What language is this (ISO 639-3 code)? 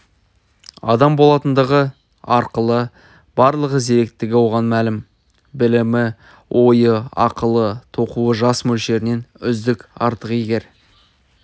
kaz